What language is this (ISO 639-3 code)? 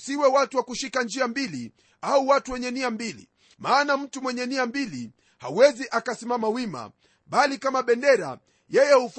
swa